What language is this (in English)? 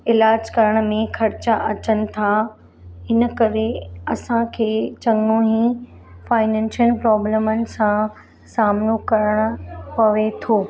Sindhi